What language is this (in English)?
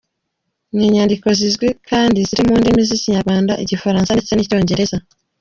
Kinyarwanda